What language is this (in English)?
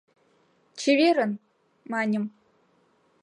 Mari